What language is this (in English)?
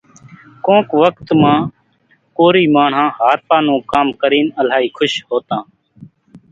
Kachi Koli